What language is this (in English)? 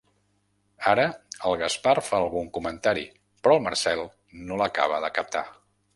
Catalan